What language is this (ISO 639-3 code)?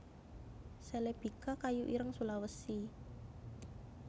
jav